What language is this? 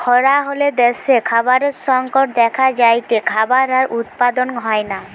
Bangla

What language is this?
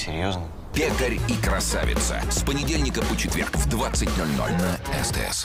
Russian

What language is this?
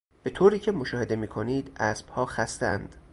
Persian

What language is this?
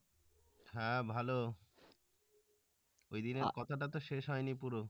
Bangla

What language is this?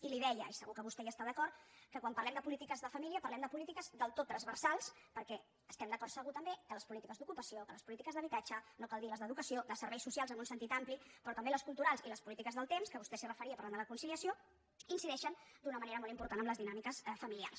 Catalan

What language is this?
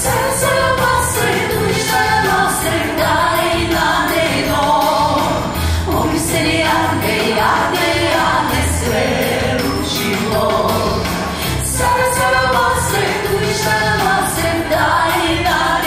Ukrainian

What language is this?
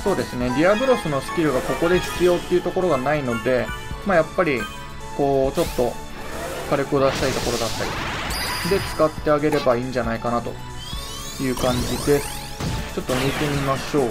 Japanese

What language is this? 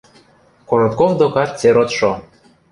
Western Mari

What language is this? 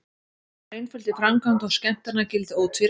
Icelandic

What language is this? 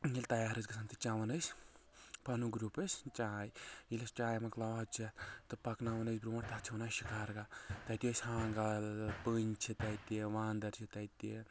Kashmiri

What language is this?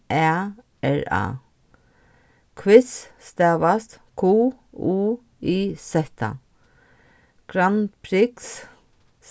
Faroese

